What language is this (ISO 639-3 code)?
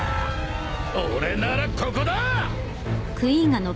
jpn